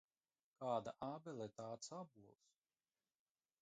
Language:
Latvian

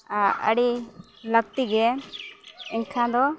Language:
Santali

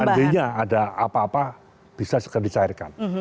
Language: Indonesian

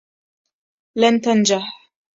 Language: Arabic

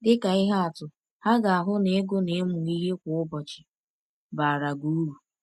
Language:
Igbo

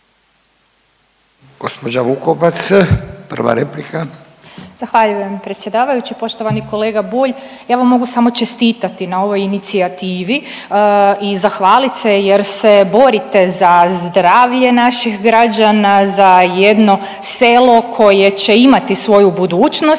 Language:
Croatian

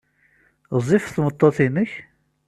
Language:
Kabyle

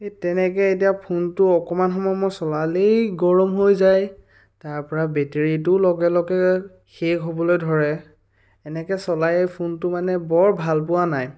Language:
Assamese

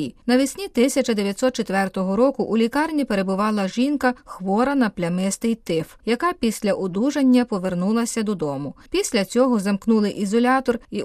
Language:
Ukrainian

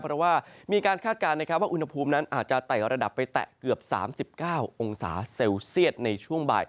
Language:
Thai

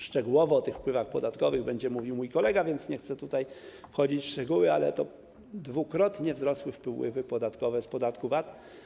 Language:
Polish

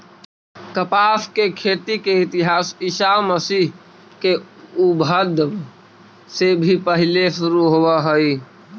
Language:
Magahi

